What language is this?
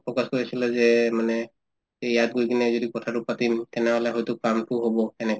Assamese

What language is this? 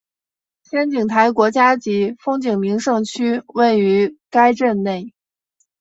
Chinese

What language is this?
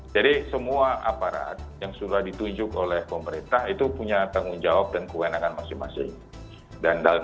Indonesian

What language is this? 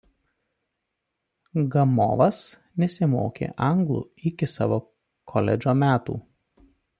Lithuanian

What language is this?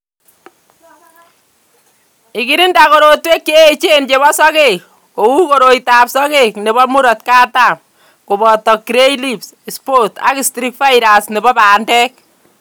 Kalenjin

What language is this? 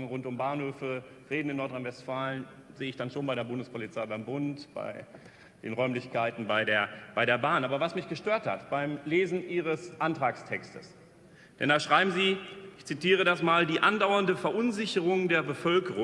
German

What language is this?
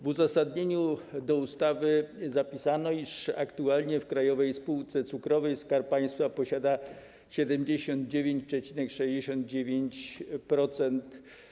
Polish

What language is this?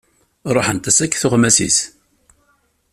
Kabyle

